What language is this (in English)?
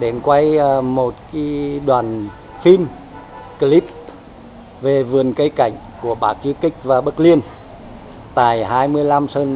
Vietnamese